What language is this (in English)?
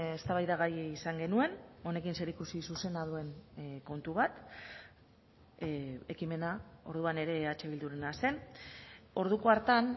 Basque